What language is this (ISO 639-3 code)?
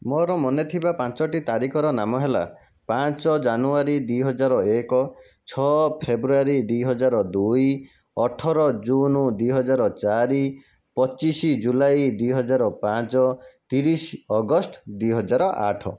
ori